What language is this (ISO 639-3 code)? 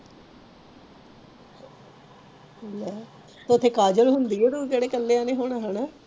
pan